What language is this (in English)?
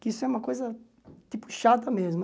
Portuguese